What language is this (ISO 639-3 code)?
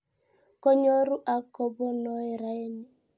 kln